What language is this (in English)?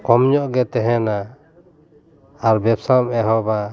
Santali